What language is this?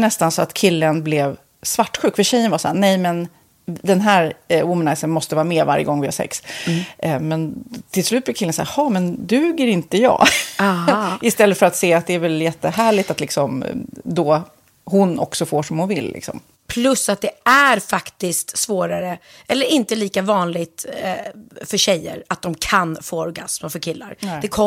Swedish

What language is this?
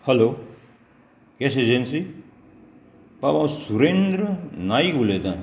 Konkani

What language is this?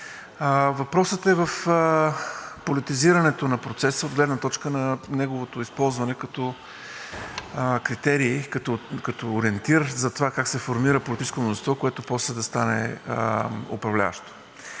Bulgarian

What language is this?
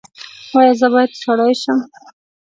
Pashto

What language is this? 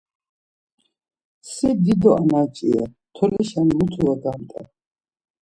Laz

